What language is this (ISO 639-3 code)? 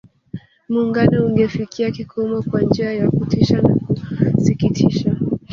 swa